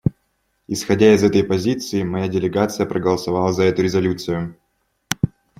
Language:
Russian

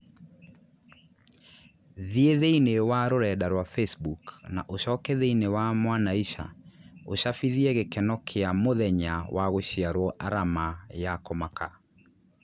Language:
Kikuyu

